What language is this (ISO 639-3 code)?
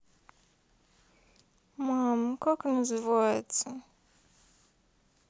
rus